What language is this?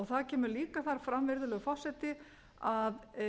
Icelandic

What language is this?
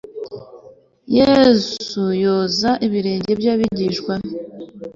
Kinyarwanda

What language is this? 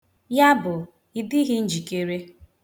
Igbo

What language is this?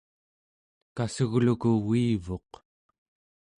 Central Yupik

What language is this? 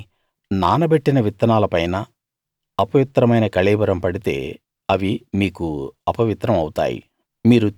Telugu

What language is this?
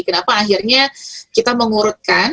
Indonesian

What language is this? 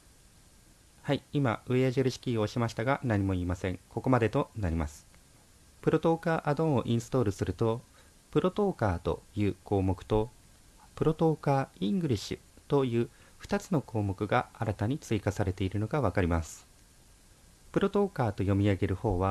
Japanese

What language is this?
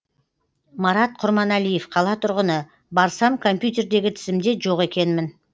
Kazakh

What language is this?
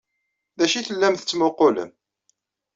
Kabyle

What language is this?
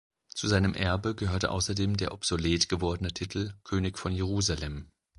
German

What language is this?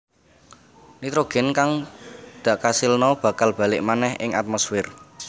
Javanese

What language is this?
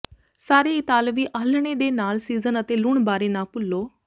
Punjabi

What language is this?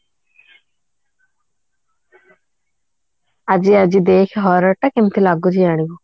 Odia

